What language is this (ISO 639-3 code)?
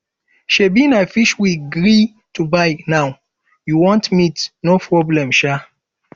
pcm